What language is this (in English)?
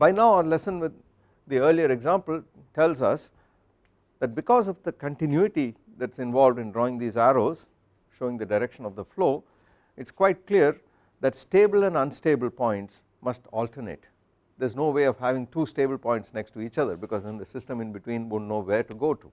English